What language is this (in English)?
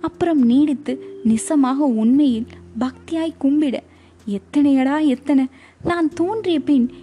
Tamil